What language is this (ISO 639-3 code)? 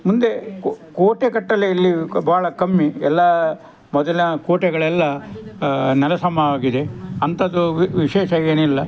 kan